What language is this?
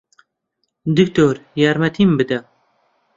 Central Kurdish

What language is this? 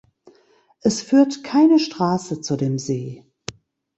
German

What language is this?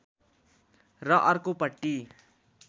Nepali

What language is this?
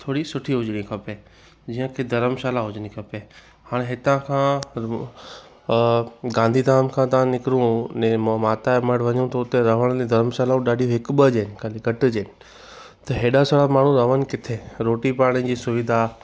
Sindhi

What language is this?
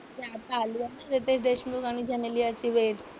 Marathi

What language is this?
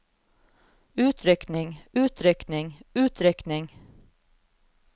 Norwegian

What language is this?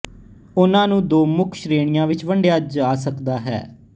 Punjabi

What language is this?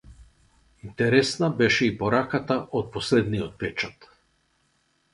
Macedonian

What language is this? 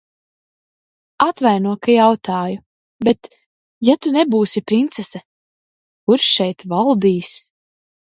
Latvian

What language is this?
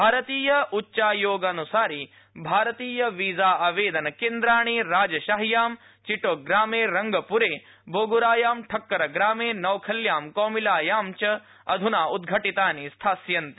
Sanskrit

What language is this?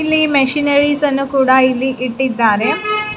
Kannada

